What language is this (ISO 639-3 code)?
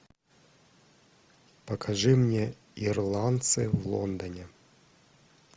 rus